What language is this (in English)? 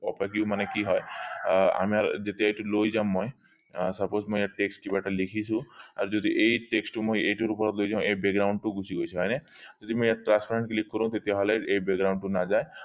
Assamese